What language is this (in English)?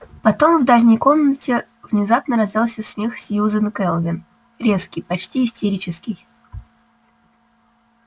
Russian